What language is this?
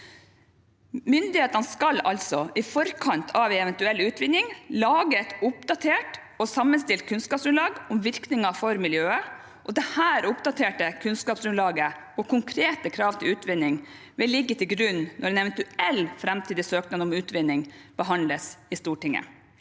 Norwegian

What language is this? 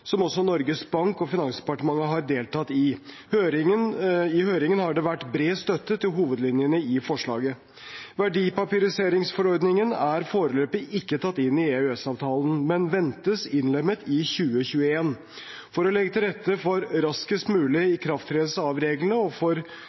Norwegian Bokmål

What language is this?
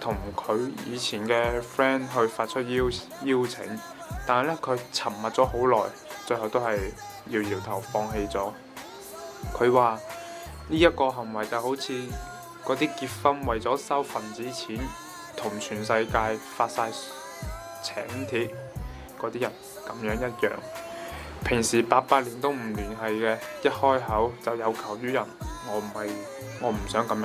Chinese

